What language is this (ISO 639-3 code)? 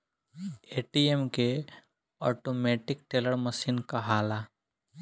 bho